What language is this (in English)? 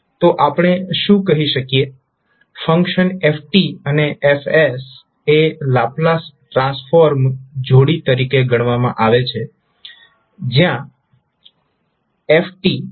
Gujarati